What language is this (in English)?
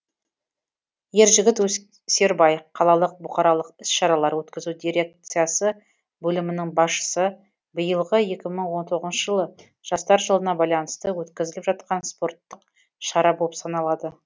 Kazakh